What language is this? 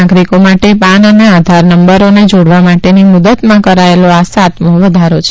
Gujarati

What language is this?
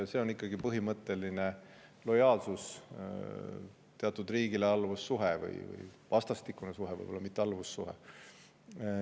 Estonian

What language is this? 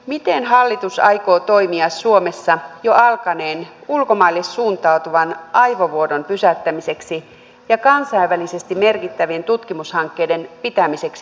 Finnish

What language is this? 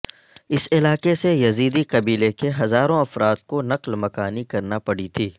Urdu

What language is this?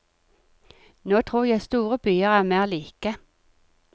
Norwegian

